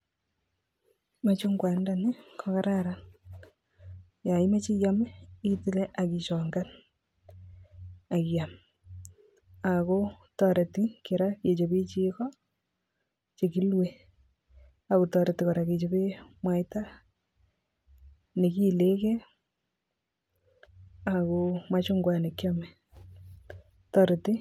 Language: Kalenjin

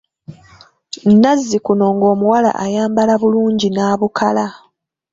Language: Ganda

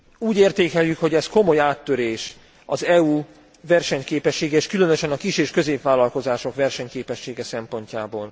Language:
Hungarian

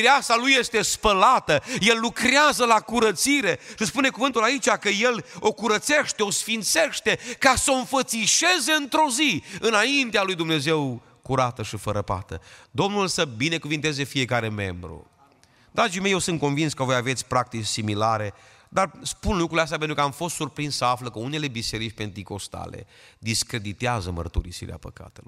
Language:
Romanian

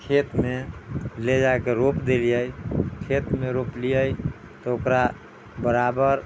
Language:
Maithili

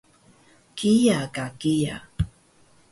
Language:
Taroko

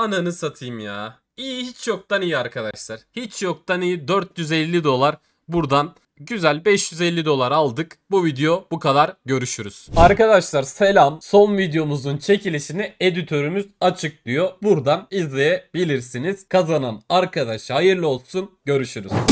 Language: Turkish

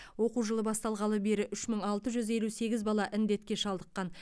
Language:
Kazakh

